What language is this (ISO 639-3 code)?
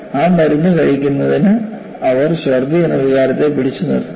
mal